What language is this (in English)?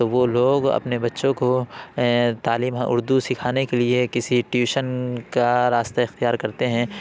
Urdu